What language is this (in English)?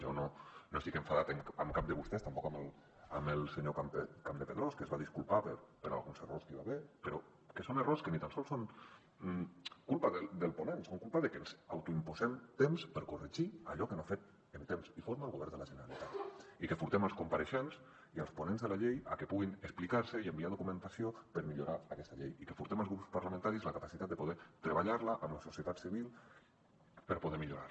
Catalan